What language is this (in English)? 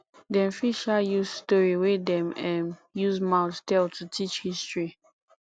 Nigerian Pidgin